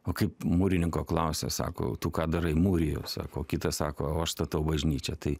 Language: Lithuanian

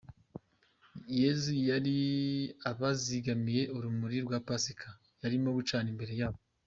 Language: Kinyarwanda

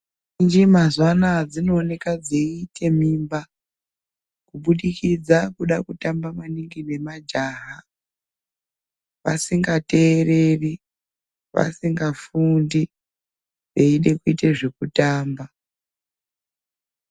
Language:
Ndau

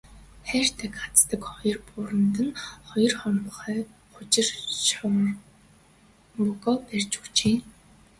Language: Mongolian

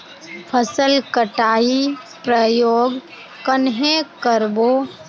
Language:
Magahi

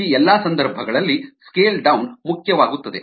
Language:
Kannada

